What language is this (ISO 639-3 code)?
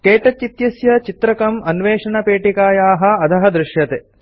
san